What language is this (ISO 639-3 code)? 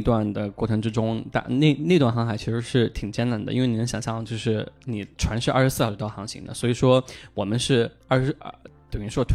zho